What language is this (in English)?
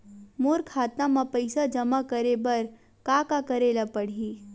Chhattisgarhi